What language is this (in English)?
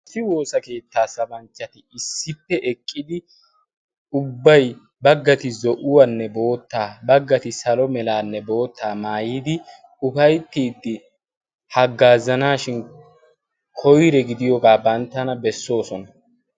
Wolaytta